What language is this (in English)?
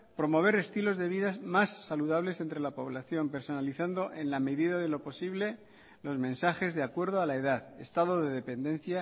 Spanish